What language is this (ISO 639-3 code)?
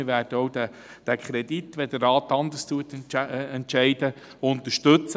gsw